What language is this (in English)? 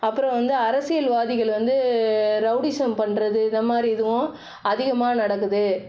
Tamil